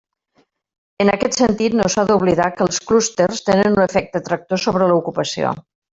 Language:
Catalan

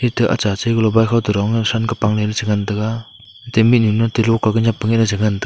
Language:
Wancho Naga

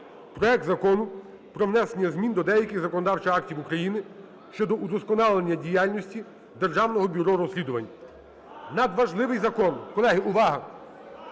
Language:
Ukrainian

